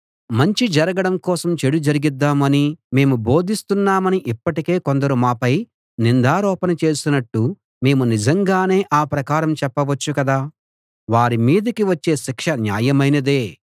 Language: Telugu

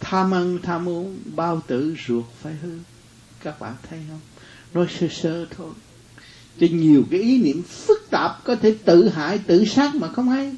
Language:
Vietnamese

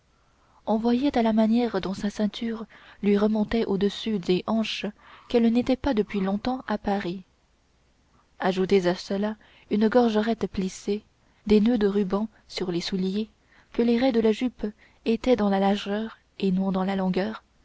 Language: French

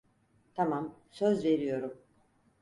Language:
Turkish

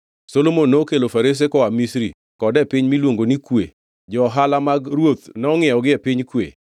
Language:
Luo (Kenya and Tanzania)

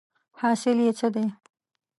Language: Pashto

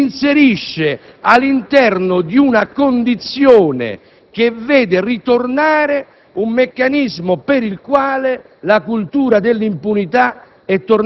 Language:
Italian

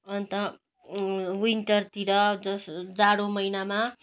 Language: Nepali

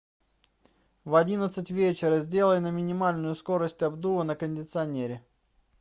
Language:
Russian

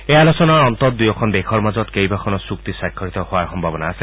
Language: Assamese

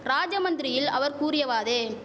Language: Tamil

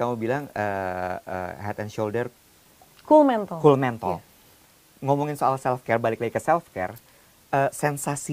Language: Indonesian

